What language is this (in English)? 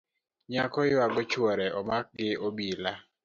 Luo (Kenya and Tanzania)